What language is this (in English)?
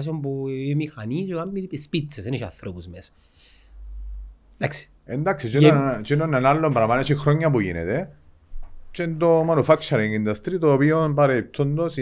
Greek